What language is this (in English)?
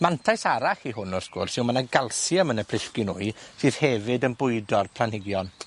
Welsh